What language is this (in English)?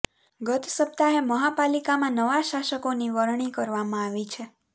Gujarati